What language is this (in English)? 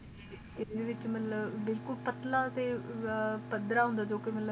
Punjabi